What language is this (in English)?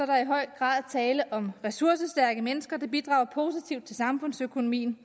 Danish